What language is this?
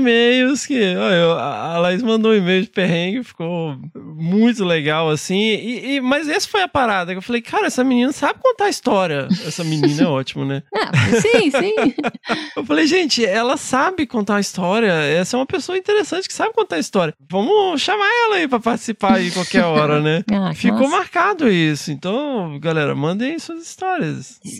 Portuguese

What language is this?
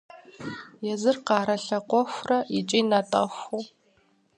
Kabardian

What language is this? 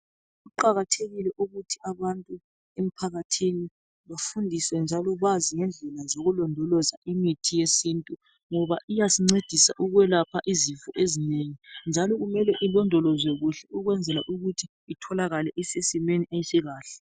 North Ndebele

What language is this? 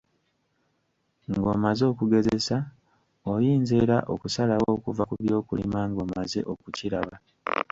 Ganda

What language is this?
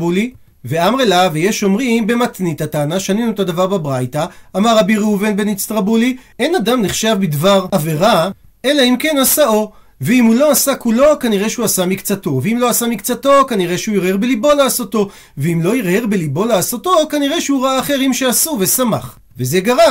Hebrew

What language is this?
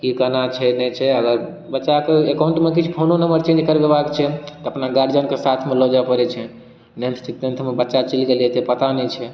Maithili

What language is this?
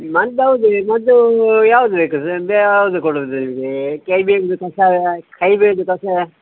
Kannada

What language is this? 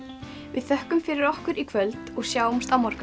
Icelandic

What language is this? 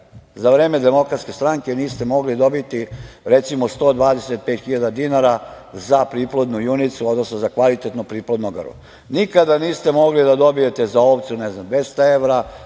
Serbian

